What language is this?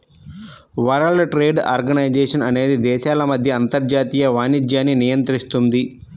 Telugu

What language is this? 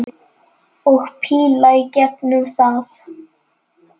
Icelandic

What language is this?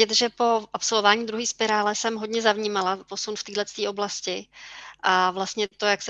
Czech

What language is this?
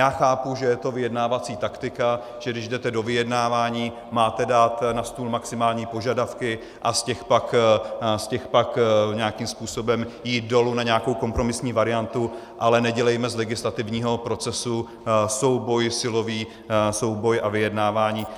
Czech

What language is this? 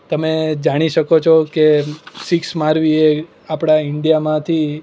Gujarati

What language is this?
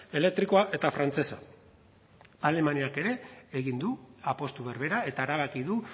Basque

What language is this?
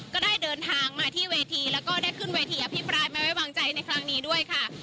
Thai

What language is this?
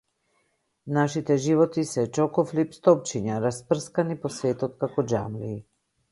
Macedonian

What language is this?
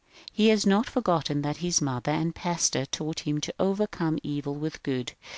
English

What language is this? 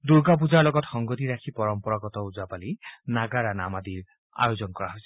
Assamese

